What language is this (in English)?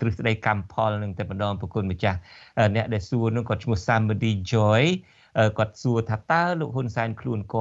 Thai